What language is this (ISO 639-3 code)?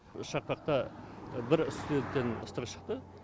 kaz